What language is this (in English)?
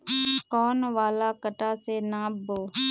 Magahi